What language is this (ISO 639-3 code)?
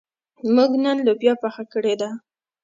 pus